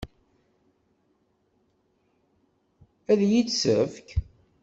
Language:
Kabyle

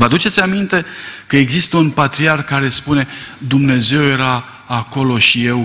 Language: Romanian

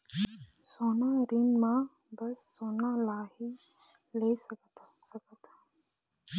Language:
Chhattisgarhi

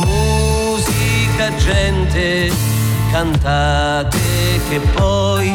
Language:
Italian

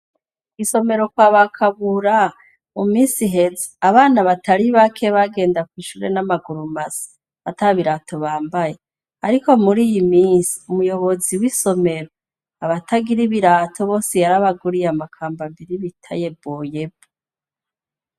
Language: Rundi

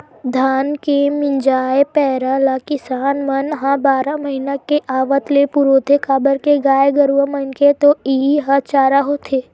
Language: Chhattisgarhi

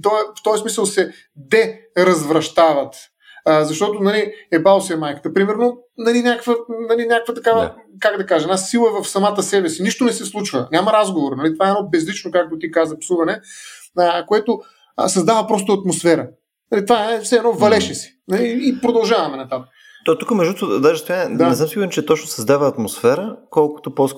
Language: Bulgarian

